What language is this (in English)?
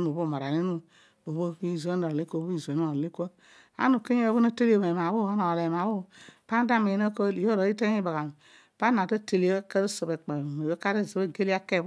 Odual